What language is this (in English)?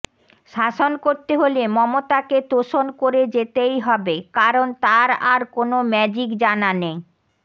Bangla